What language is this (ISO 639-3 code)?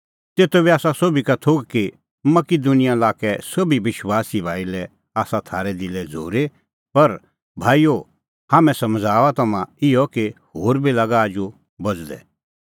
kfx